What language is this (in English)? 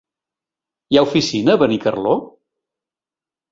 Catalan